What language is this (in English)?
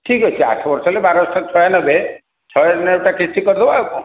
Odia